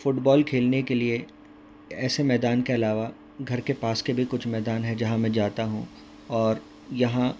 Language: Urdu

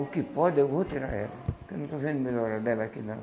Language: Portuguese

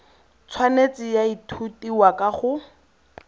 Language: Tswana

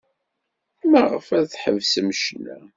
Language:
Kabyle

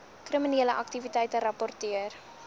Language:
Afrikaans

